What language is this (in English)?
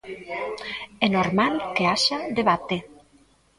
Galician